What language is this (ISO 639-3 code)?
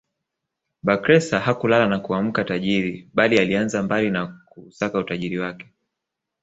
swa